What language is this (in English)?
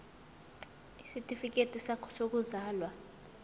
Zulu